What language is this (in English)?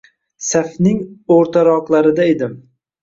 Uzbek